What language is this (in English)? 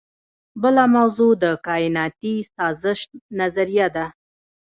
Pashto